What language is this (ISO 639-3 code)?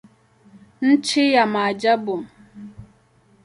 swa